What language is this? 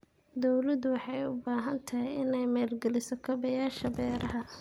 Somali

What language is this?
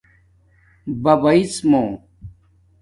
Domaaki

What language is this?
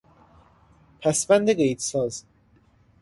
Persian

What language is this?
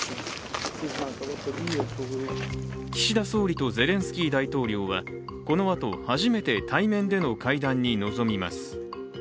Japanese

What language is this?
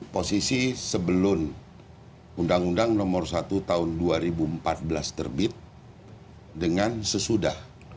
Indonesian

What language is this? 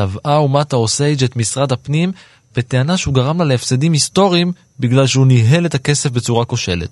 Hebrew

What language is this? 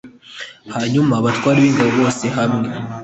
Kinyarwanda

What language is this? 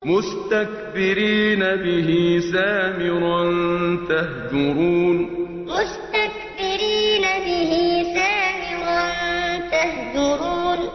Arabic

